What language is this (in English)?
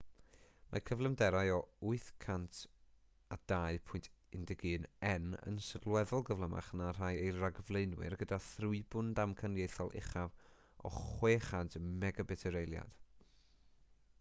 Welsh